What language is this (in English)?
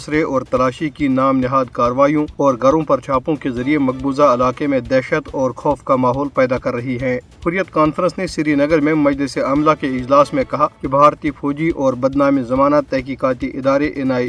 Urdu